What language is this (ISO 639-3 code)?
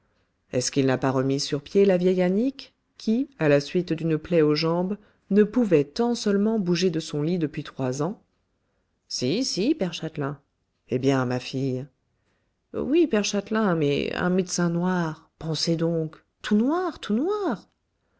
fra